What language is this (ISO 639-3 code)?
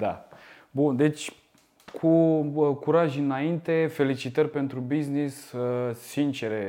ron